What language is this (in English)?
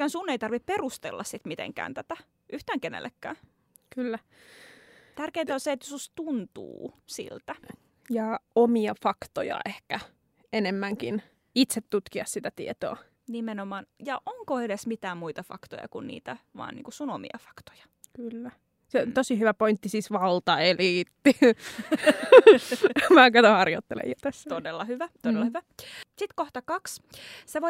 Finnish